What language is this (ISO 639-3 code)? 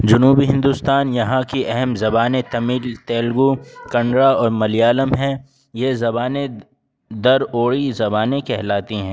urd